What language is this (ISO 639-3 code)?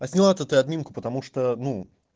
rus